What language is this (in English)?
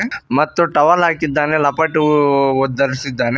Kannada